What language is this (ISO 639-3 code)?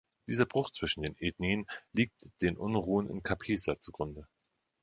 deu